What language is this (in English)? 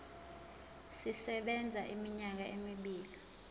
Zulu